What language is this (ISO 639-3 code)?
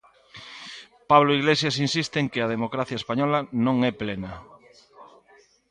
glg